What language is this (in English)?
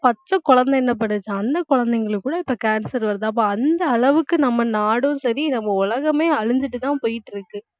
Tamil